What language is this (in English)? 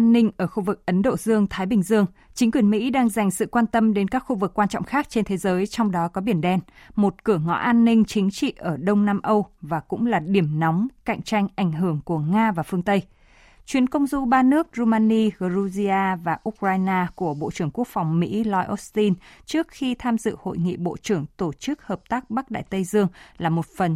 Vietnamese